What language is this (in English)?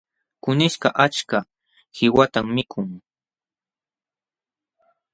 Jauja Wanca Quechua